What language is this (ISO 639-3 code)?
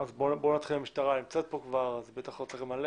heb